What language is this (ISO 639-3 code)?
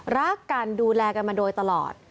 tha